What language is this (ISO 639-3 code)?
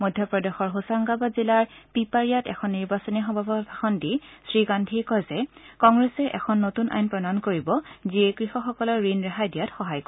asm